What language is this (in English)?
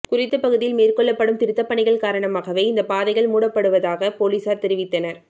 Tamil